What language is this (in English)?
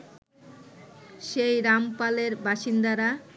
Bangla